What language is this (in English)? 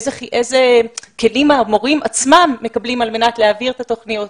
Hebrew